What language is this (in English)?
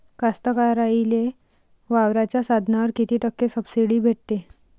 Marathi